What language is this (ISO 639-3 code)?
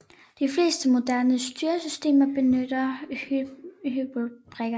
dan